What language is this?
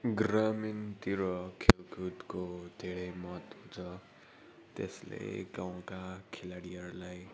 Nepali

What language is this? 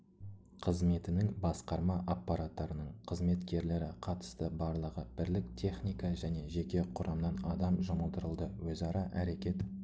Kazakh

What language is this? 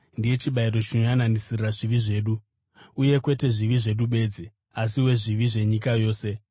Shona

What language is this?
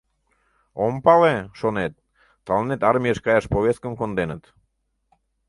Mari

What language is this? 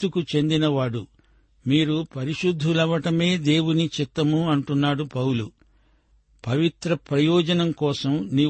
Telugu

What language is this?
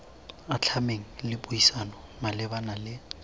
Tswana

